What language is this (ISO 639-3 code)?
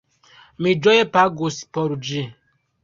epo